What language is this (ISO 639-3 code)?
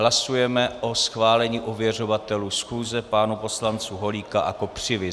ces